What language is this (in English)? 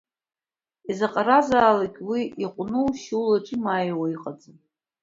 Abkhazian